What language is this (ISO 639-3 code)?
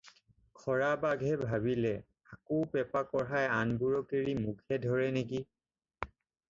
asm